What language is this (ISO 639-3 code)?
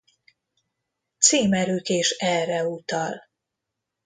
hun